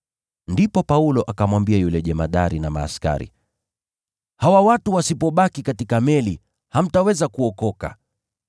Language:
Swahili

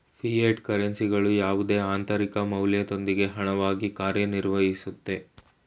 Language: Kannada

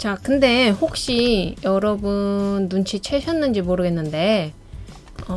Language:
Korean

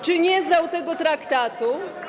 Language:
Polish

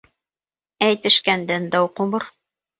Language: Bashkir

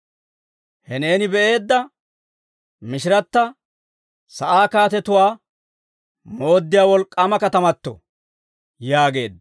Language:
Dawro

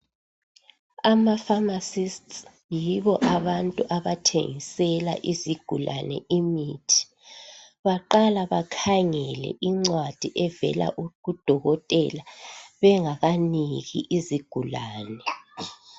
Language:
North Ndebele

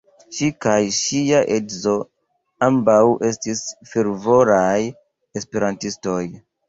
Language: Esperanto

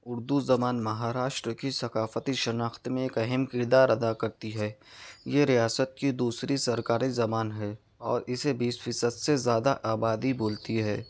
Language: Urdu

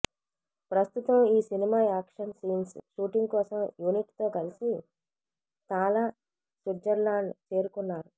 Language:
Telugu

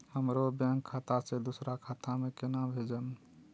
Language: Maithili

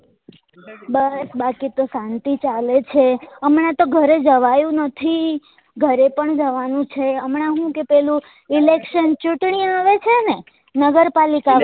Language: Gujarati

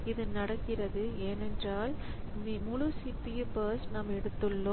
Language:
Tamil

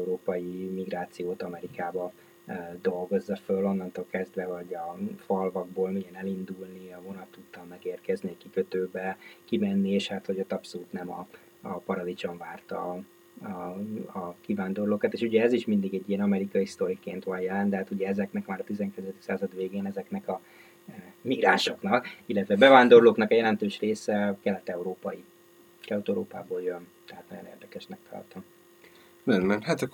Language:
Hungarian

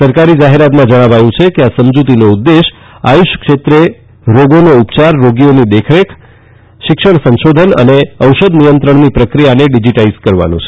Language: Gujarati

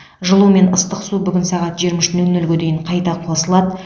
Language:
Kazakh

